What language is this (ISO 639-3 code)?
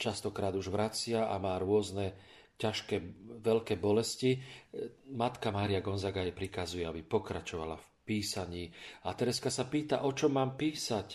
slk